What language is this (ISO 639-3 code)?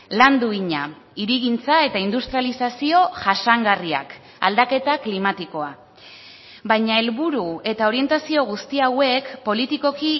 eus